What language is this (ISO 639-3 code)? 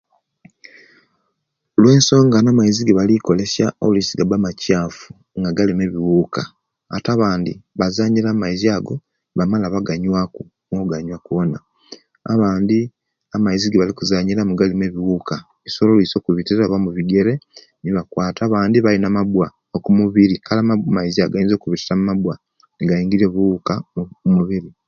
lke